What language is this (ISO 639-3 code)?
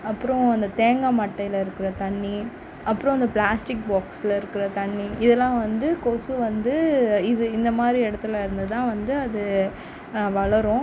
tam